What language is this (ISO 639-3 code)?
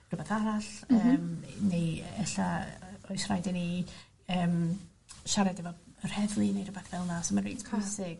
cym